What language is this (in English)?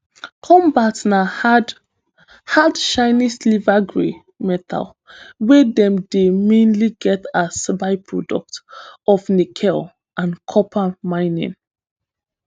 Nigerian Pidgin